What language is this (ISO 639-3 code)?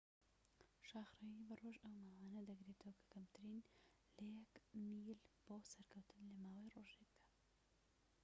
ckb